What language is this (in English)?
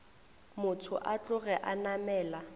Northern Sotho